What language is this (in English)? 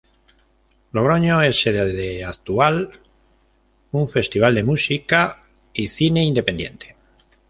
Spanish